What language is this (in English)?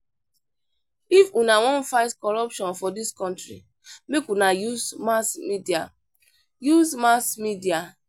Nigerian Pidgin